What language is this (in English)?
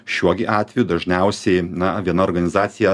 Lithuanian